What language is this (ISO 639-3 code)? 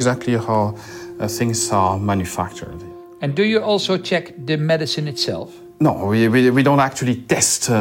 nld